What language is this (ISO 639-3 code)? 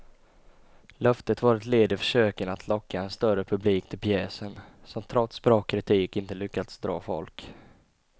swe